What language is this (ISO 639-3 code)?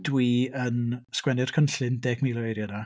cym